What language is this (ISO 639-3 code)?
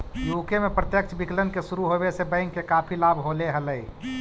mag